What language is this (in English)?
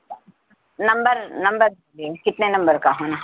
Urdu